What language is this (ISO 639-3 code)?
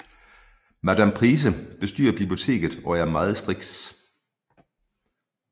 dan